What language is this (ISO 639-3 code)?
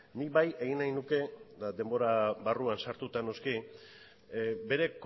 eus